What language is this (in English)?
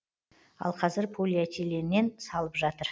Kazakh